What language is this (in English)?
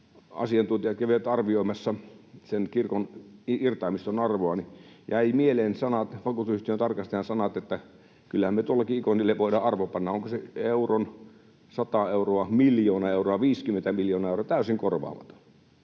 Finnish